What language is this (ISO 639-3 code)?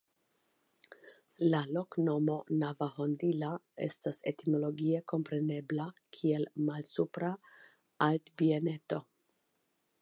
epo